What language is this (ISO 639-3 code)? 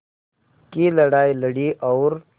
hin